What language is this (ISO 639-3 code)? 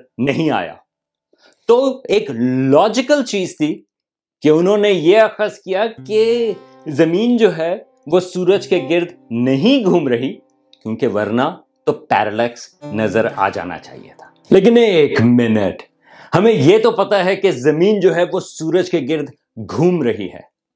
urd